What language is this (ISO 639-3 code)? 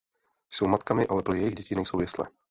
ces